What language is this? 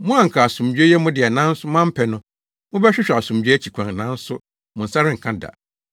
Akan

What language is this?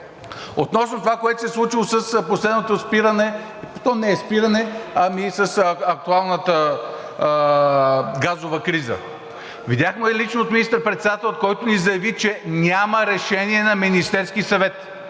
Bulgarian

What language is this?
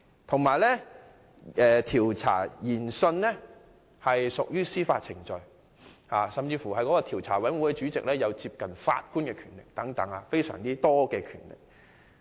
Cantonese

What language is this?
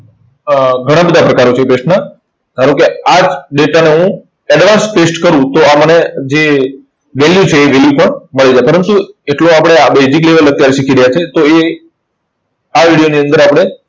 Gujarati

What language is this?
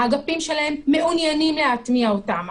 Hebrew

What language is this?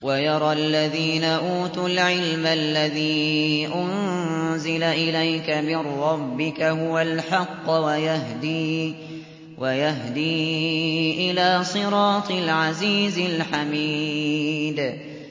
Arabic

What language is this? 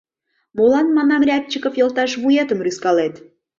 Mari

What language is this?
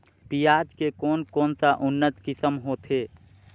Chhattisgarhi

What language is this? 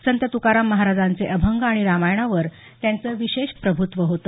Marathi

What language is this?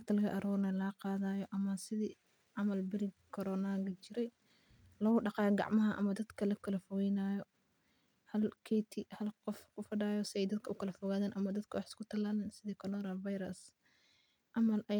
Somali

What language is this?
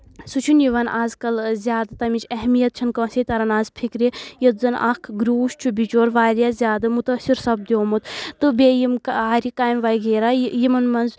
Kashmiri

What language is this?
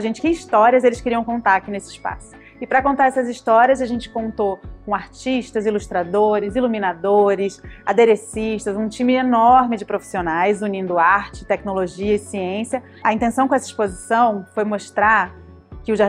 Portuguese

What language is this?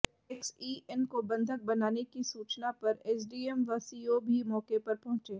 Hindi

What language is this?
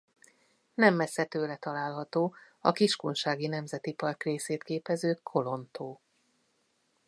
Hungarian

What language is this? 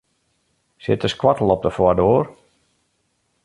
Western Frisian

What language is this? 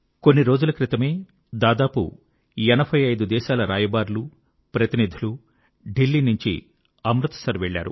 Telugu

